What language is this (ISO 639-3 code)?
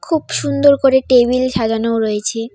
ben